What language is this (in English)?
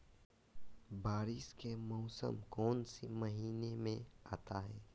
Magahi